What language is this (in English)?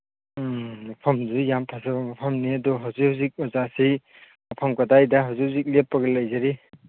Manipuri